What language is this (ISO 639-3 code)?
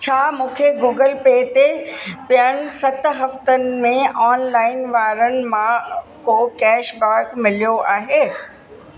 snd